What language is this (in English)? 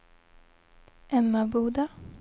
Swedish